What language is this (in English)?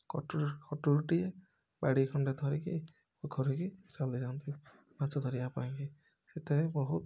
Odia